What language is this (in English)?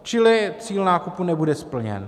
Czech